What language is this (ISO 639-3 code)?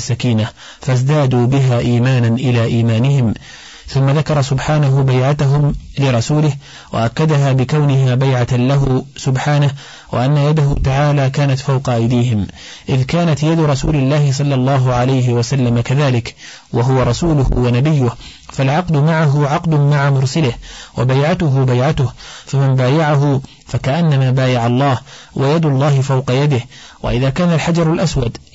ara